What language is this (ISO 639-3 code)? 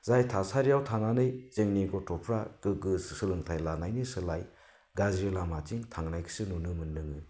brx